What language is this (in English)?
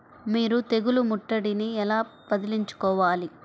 Telugu